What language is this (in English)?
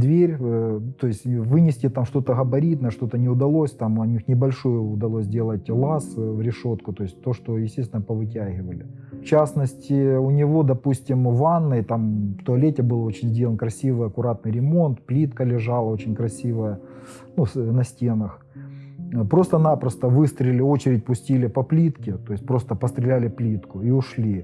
Russian